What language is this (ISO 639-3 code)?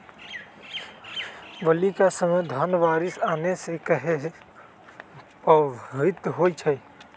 mag